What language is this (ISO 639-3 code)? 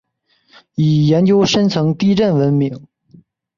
zho